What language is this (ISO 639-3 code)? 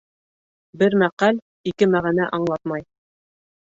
bak